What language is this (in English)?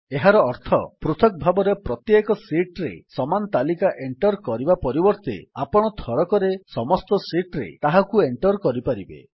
Odia